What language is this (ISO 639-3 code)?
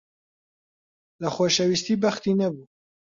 ckb